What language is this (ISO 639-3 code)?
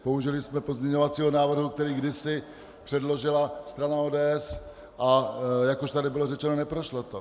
ces